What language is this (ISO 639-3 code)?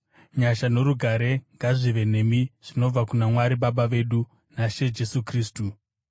sna